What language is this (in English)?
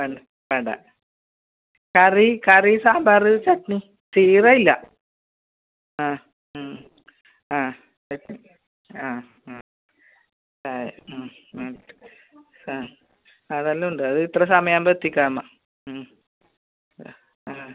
Malayalam